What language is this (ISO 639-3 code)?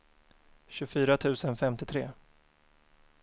swe